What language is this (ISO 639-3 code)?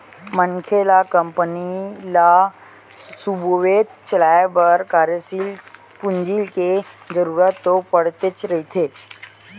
hne